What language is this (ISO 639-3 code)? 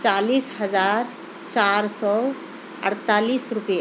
urd